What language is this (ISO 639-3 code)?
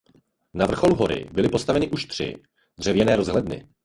ces